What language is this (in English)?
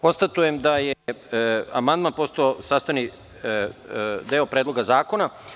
Serbian